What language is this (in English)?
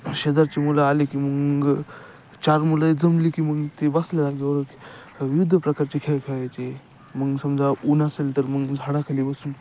Marathi